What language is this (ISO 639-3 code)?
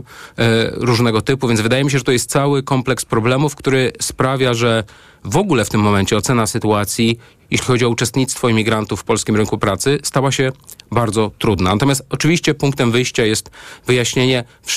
pol